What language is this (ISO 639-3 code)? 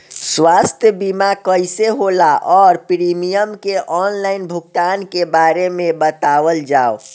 bho